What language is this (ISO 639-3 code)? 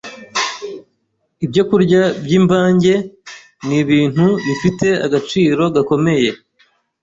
kin